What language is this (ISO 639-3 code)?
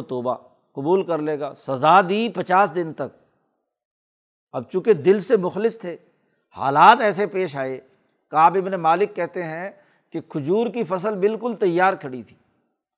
urd